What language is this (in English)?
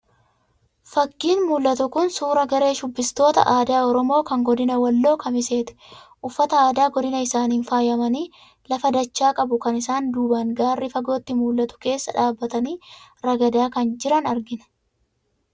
Oromo